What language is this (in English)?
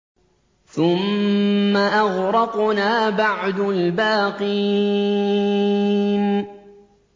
Arabic